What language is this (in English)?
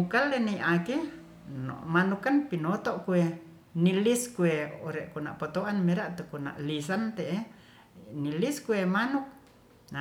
Ratahan